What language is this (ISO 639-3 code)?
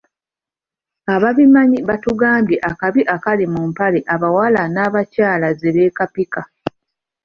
lug